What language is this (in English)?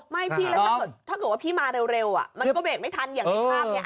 Thai